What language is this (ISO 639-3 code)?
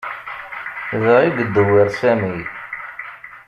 kab